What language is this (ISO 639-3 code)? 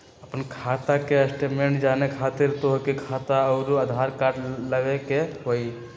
mag